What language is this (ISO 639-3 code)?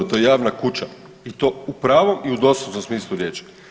hrv